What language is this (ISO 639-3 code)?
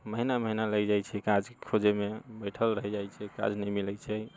mai